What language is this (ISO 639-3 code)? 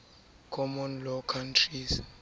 sot